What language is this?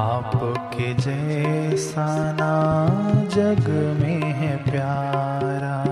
Hindi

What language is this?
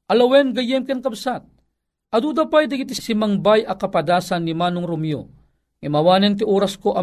Filipino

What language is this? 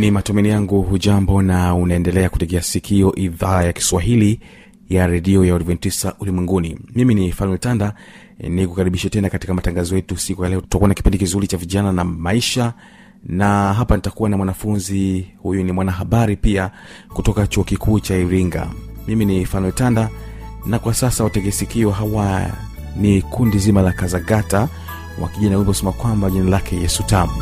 Swahili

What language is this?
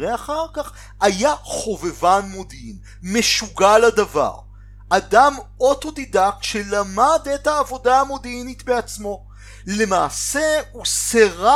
Hebrew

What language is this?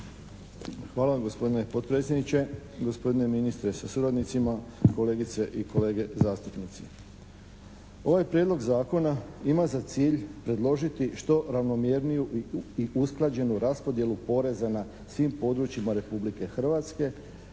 Croatian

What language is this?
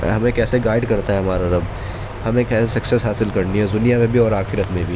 Urdu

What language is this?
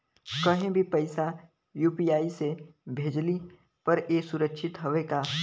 Bhojpuri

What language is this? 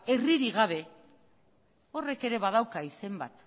Basque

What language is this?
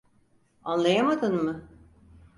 Turkish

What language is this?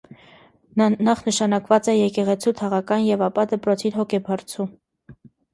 Armenian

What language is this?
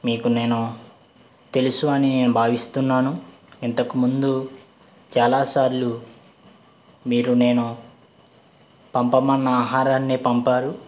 Telugu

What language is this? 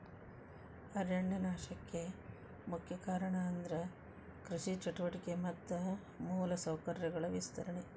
Kannada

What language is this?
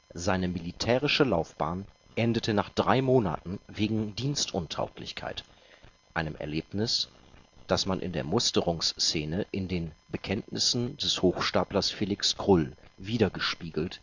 German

